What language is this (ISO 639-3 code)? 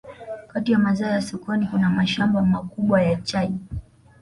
swa